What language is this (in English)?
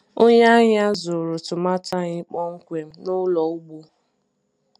Igbo